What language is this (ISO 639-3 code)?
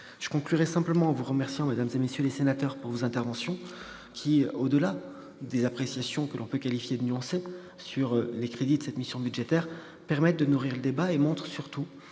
fra